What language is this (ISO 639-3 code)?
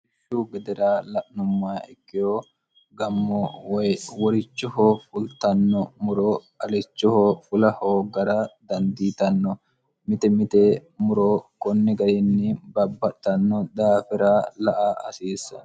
sid